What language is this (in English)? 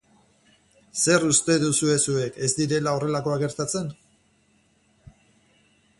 Basque